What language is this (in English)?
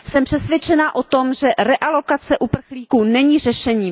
Czech